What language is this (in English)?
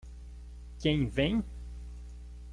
Portuguese